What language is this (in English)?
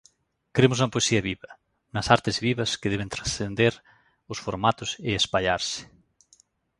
Galician